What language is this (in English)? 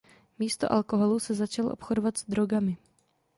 Czech